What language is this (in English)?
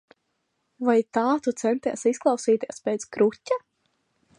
Latvian